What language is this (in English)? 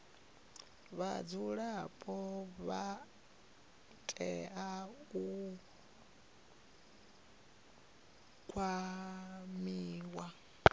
Venda